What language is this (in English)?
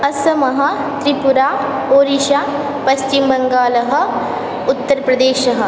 Sanskrit